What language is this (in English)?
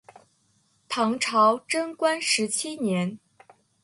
Chinese